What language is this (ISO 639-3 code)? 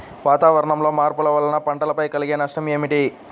tel